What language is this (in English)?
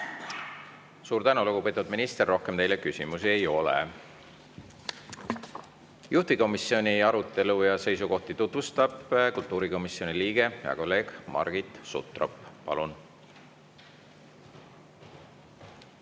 Estonian